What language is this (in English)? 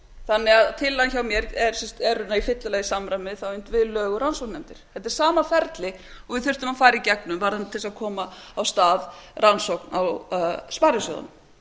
Icelandic